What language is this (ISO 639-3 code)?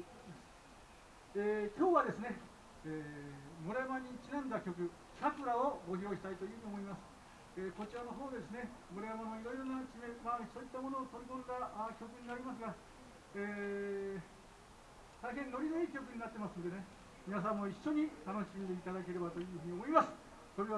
jpn